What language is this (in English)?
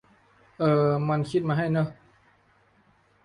Thai